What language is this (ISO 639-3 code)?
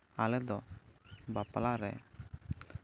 sat